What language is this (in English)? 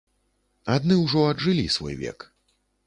Belarusian